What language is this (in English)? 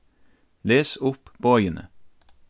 Faroese